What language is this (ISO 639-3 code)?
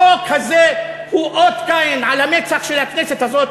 heb